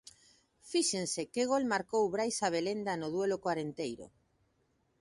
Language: Galician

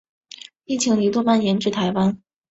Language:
Chinese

